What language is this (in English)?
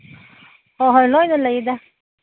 Manipuri